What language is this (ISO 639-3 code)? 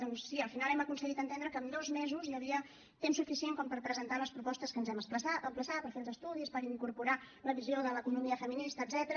cat